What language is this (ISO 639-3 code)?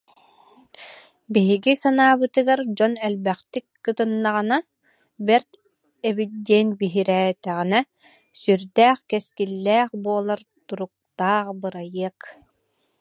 sah